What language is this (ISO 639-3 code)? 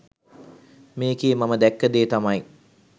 sin